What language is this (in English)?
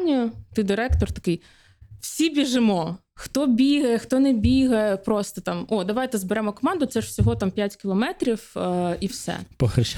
Ukrainian